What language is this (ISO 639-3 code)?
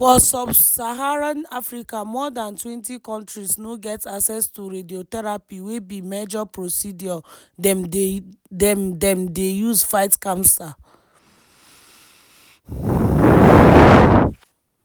pcm